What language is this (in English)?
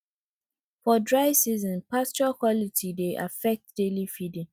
Nigerian Pidgin